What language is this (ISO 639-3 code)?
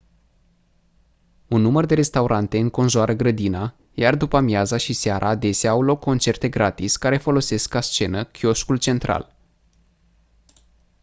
ron